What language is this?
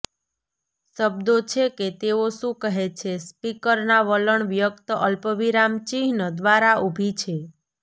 Gujarati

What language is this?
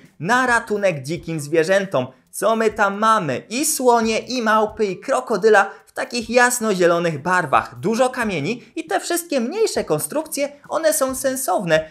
Polish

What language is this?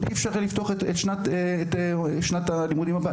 Hebrew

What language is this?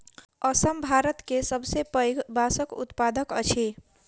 Maithili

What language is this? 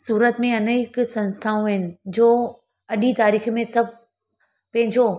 Sindhi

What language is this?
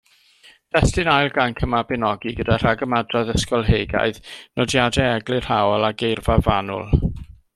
Welsh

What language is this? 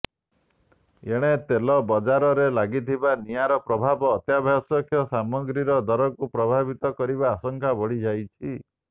Odia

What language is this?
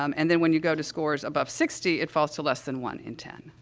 English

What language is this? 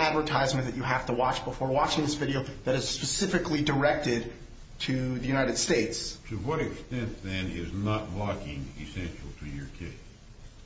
English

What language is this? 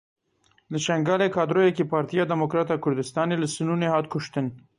Kurdish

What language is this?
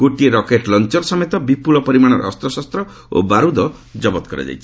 Odia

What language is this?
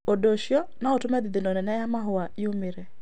Kikuyu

